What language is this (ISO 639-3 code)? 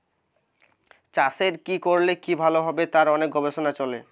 ben